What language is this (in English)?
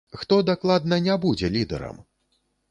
Belarusian